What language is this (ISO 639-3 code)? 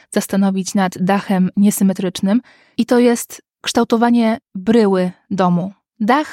pol